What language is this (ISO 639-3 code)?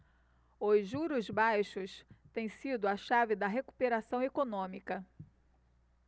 por